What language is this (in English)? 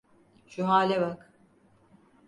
Turkish